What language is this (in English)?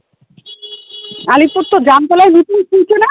Bangla